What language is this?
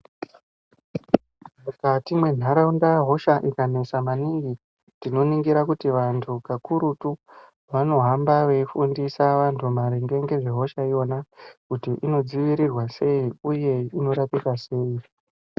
Ndau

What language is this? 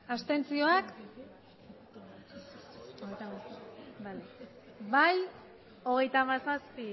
Basque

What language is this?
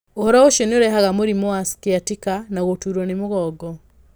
Kikuyu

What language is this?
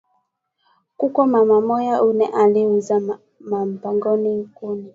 Swahili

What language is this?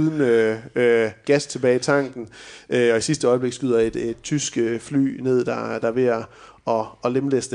Danish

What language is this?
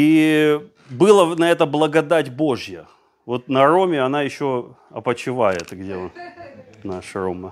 Russian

